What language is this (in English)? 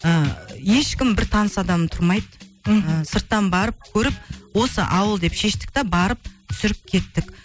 Kazakh